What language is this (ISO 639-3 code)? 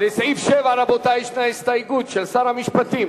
heb